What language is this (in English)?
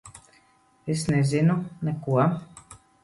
Latvian